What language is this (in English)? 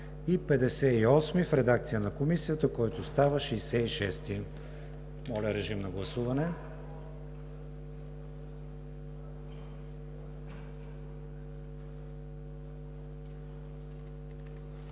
Bulgarian